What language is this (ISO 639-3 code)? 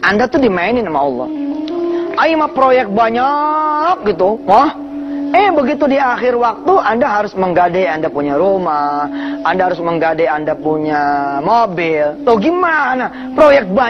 ind